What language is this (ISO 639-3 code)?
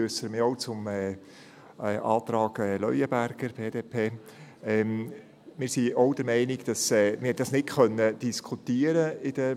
gsw